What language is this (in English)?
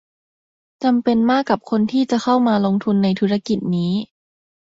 Thai